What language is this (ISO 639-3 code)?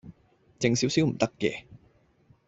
yue